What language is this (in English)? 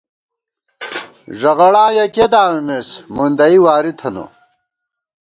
Gawar-Bati